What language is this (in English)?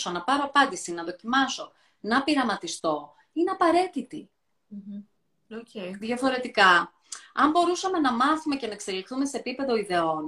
Greek